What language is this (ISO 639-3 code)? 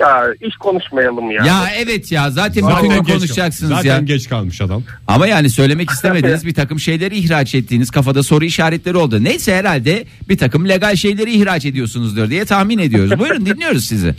tur